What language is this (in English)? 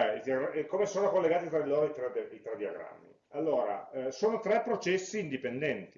Italian